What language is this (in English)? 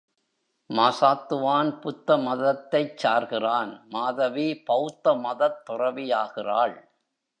Tamil